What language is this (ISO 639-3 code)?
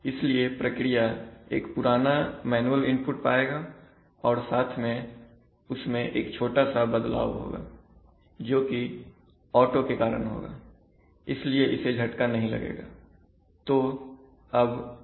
hin